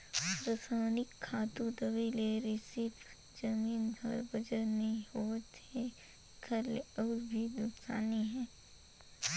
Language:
Chhattisgarhi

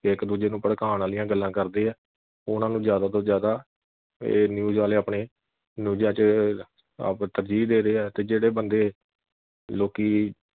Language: Punjabi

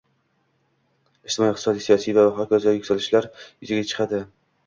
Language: Uzbek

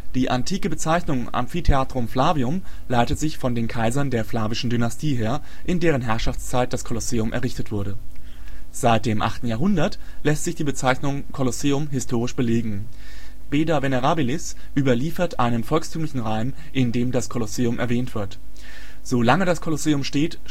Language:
German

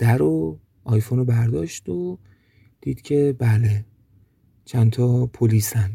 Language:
Persian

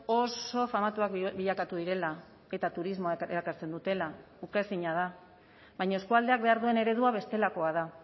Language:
Basque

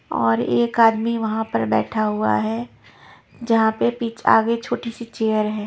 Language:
Hindi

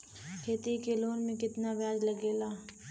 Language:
Bhojpuri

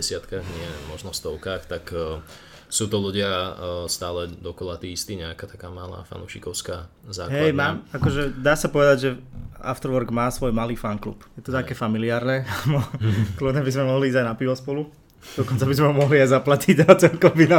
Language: Slovak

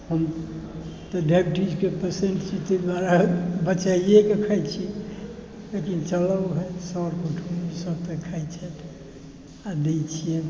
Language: Maithili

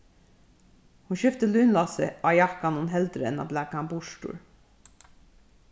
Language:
Faroese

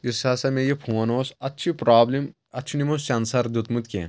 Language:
Kashmiri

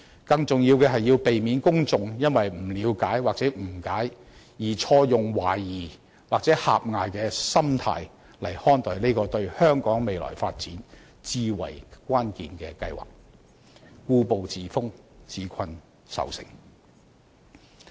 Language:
Cantonese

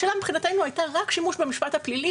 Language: Hebrew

